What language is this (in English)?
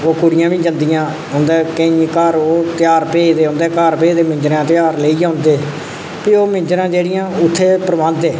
Dogri